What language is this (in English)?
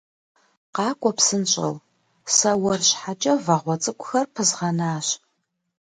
Kabardian